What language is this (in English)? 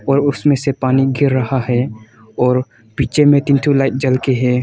Hindi